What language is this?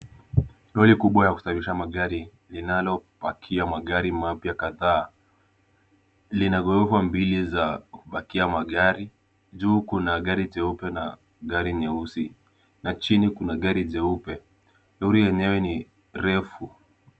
Swahili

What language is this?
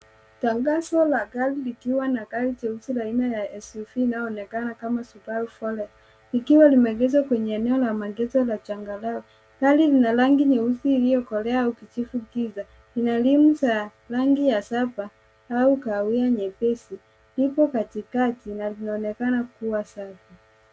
Swahili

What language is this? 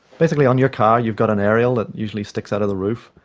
English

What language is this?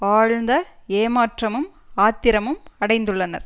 Tamil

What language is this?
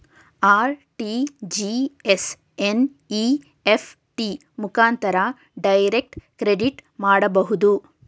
Kannada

